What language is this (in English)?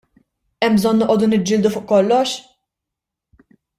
Maltese